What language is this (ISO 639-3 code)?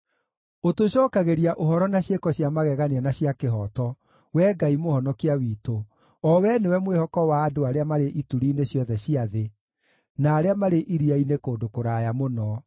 kik